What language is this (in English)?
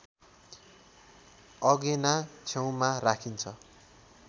Nepali